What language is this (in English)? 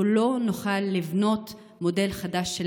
Hebrew